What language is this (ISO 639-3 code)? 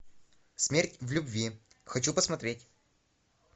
rus